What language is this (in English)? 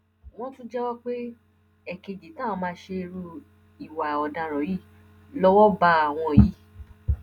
Yoruba